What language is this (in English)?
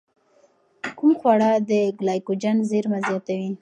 Pashto